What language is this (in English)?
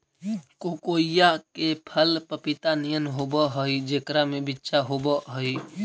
Magahi